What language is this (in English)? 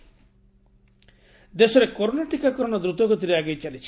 Odia